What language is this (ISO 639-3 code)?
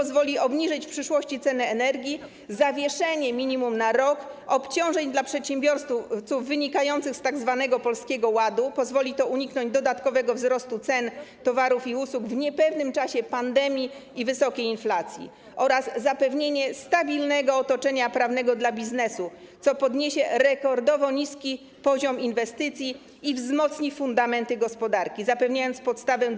pol